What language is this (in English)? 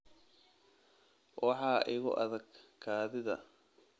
Somali